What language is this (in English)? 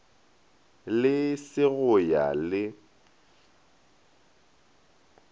Northern Sotho